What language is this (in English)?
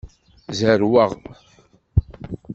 Kabyle